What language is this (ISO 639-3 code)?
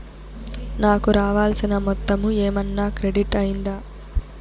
tel